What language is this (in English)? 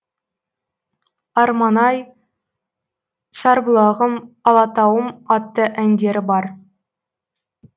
Kazakh